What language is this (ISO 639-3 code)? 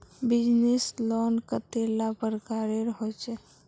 mag